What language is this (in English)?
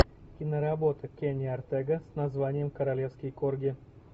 Russian